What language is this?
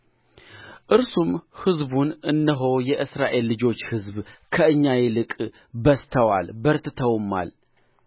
Amharic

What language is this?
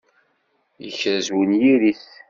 Kabyle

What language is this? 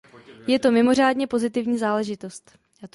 Czech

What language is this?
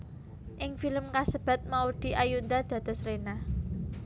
Javanese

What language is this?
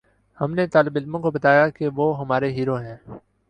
Urdu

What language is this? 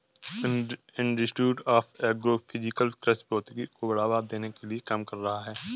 Hindi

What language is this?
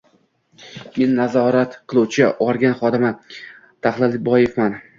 Uzbek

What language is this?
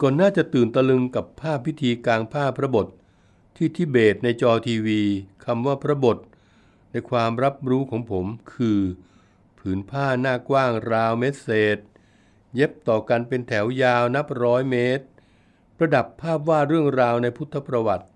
Thai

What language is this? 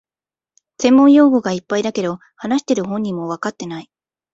Japanese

